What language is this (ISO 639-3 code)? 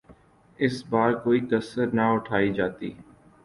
urd